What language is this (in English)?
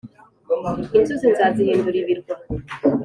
Kinyarwanda